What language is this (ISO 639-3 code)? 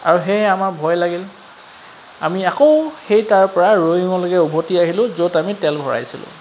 asm